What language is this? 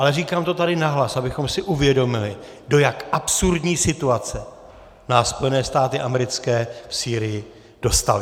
Czech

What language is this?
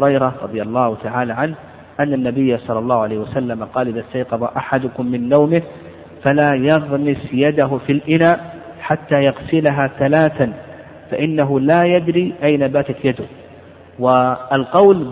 Arabic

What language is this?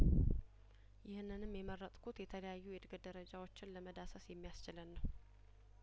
Amharic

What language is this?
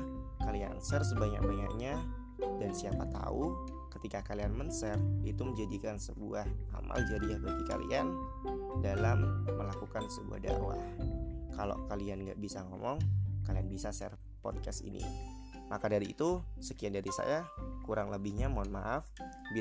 Indonesian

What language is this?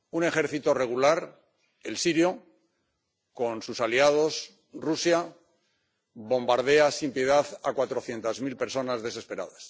Spanish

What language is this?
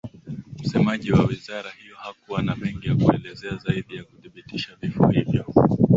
Swahili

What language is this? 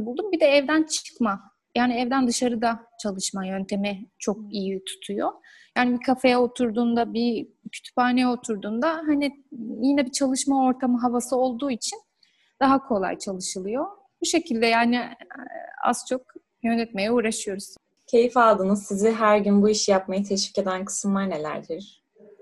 Turkish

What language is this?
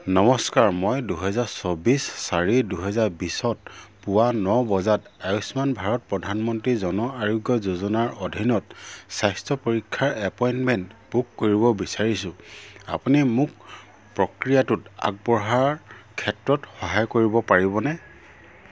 Assamese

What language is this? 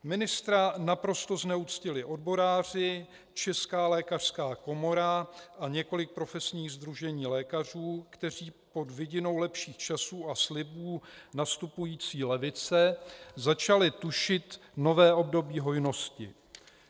Czech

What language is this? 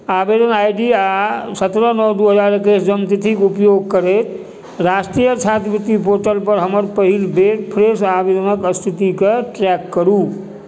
Maithili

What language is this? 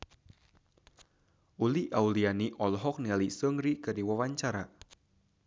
Sundanese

